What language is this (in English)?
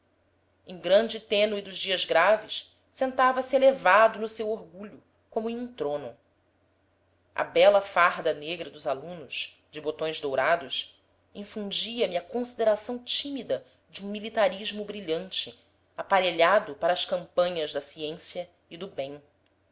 Portuguese